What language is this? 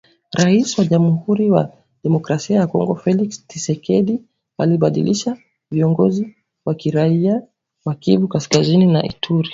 Swahili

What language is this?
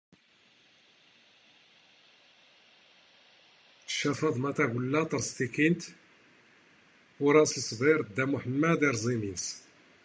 Standard Moroccan Tamazight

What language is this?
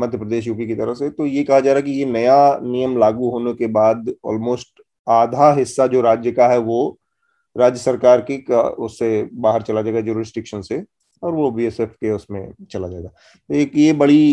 Hindi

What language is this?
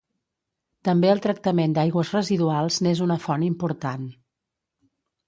Catalan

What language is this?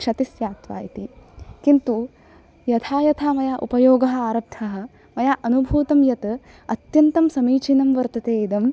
Sanskrit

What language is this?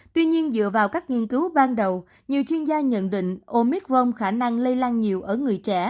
Vietnamese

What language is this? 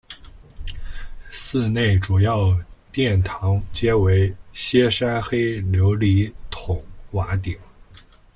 Chinese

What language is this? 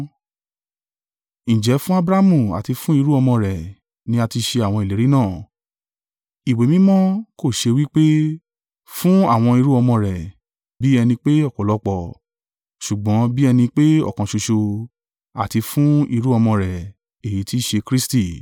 Yoruba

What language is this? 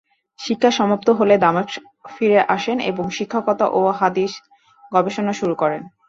Bangla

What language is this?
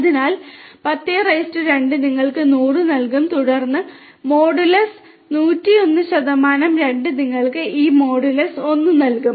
Malayalam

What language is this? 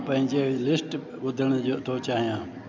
Sindhi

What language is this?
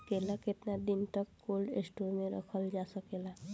Bhojpuri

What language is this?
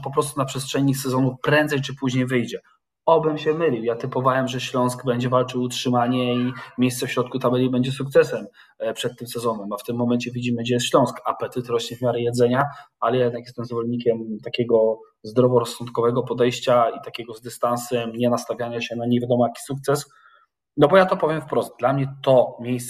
Polish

